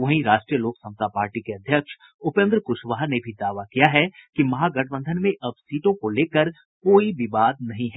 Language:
Hindi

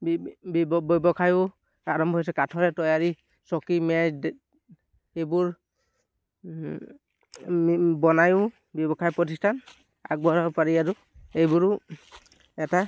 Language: Assamese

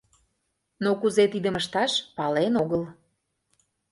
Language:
Mari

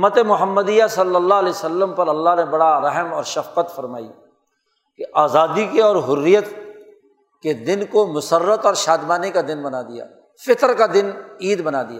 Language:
Urdu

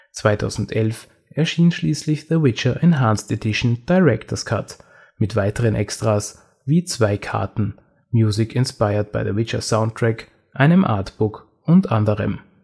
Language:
German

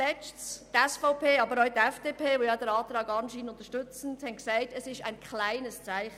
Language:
Swiss German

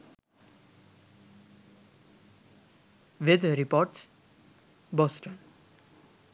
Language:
Sinhala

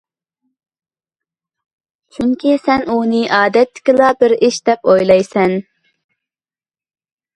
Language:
Uyghur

